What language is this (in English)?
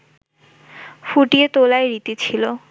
Bangla